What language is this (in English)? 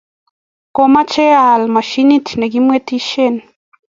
Kalenjin